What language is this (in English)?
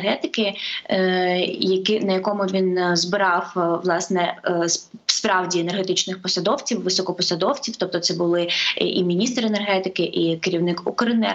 Ukrainian